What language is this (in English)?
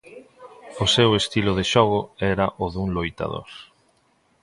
Galician